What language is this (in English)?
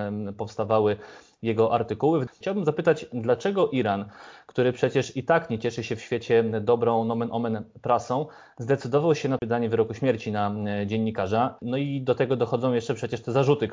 Polish